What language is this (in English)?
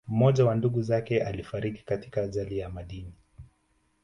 Swahili